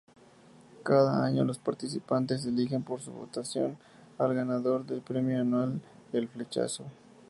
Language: Spanish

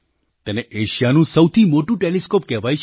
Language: Gujarati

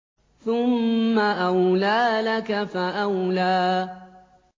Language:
Arabic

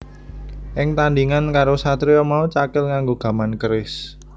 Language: Javanese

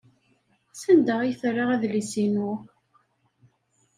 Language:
Kabyle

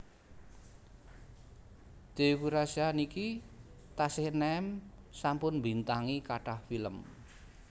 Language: Javanese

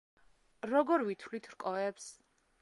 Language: Georgian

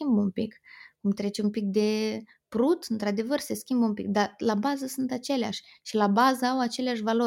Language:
Romanian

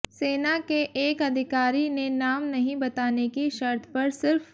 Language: Hindi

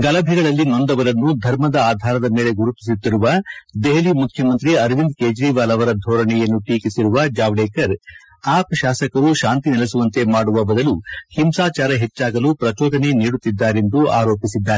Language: Kannada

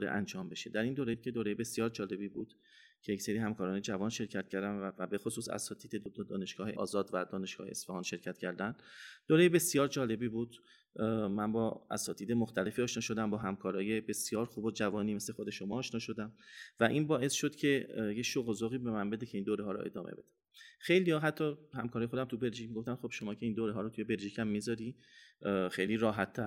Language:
Persian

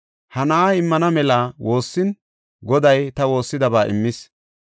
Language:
Gofa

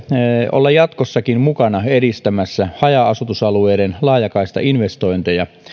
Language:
Finnish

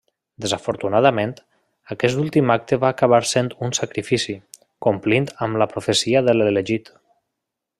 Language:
Catalan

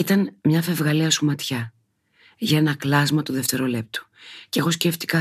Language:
Greek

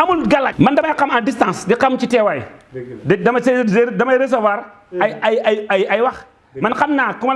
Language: Indonesian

